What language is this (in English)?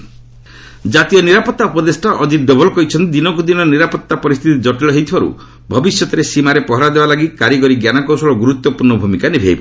Odia